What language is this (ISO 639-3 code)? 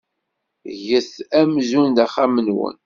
kab